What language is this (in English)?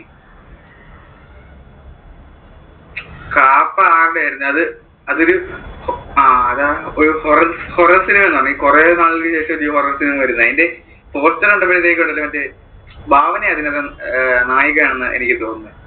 Malayalam